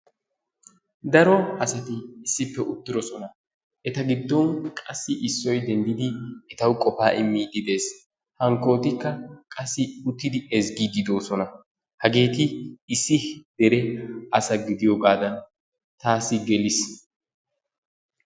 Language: Wolaytta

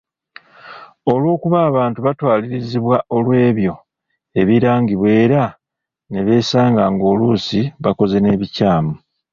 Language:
Ganda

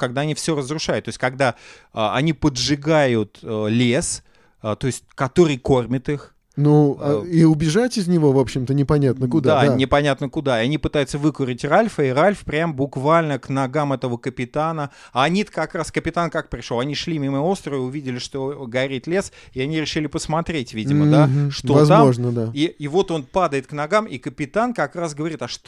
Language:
Russian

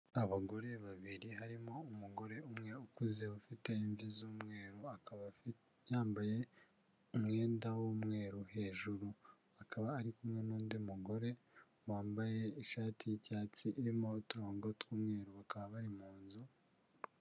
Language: Kinyarwanda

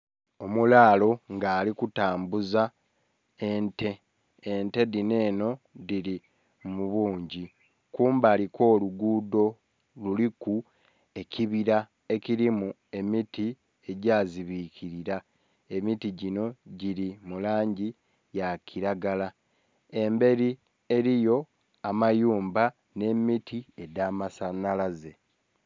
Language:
Soga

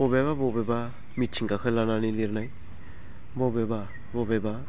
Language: Bodo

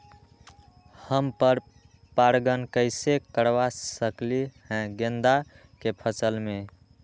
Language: Magahi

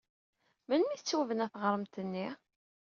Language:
Kabyle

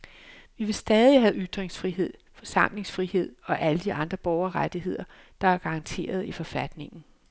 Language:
Danish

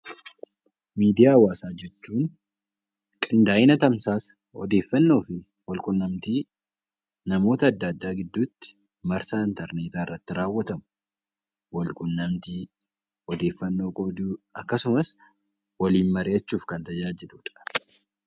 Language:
Oromo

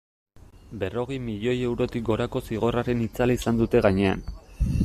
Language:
Basque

